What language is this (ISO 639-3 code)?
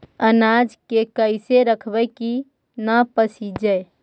mag